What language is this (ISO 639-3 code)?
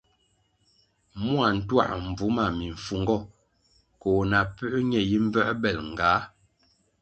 nmg